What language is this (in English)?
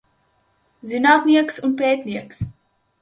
Latvian